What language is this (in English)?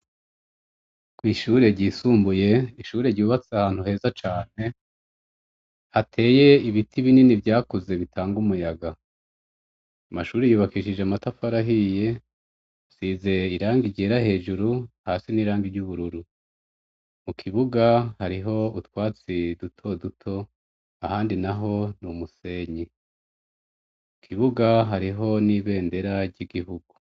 Rundi